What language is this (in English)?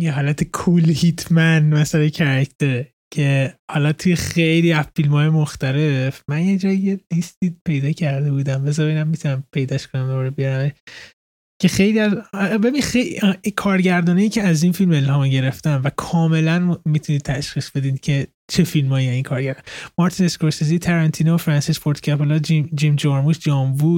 Persian